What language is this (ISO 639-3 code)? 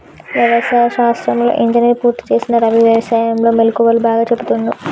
tel